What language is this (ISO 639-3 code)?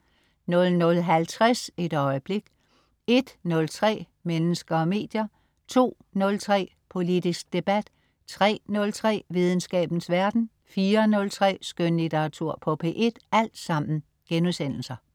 dan